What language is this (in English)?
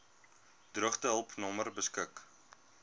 Afrikaans